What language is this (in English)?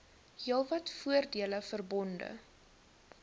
Afrikaans